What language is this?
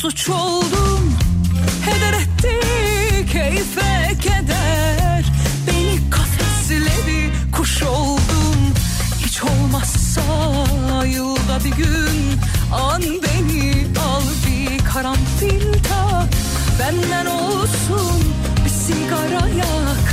Turkish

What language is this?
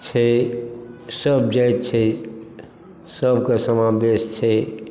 Maithili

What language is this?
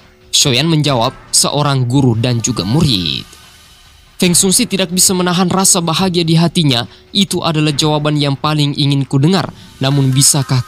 Indonesian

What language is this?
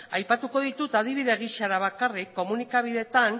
Basque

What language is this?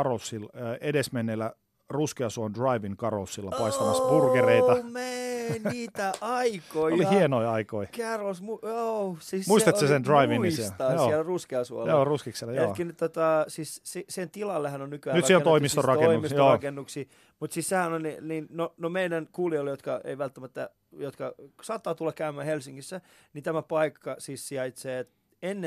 Finnish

